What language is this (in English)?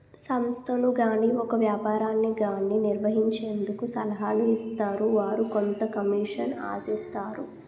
Telugu